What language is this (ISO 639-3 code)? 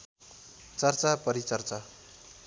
nep